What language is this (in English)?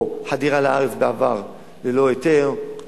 Hebrew